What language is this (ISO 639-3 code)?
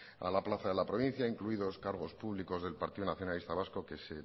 spa